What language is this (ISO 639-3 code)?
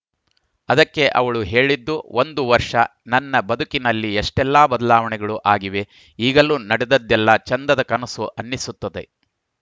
kan